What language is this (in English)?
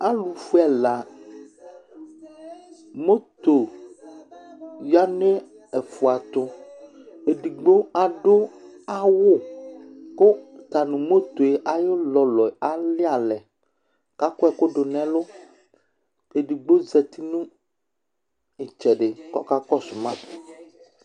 Ikposo